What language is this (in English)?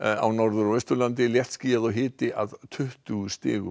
Icelandic